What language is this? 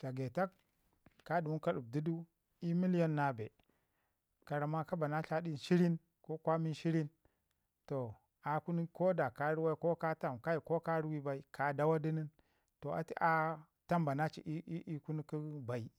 Ngizim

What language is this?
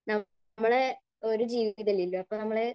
Malayalam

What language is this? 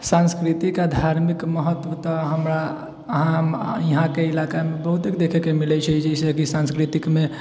Maithili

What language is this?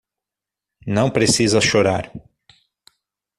Portuguese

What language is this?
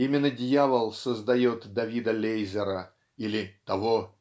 Russian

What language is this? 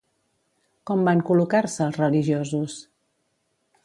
Catalan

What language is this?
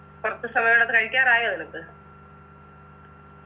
Malayalam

